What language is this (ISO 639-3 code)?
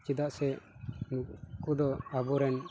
sat